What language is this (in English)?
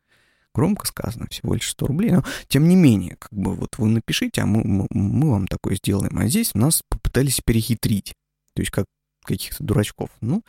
Russian